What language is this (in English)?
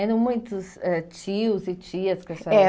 Portuguese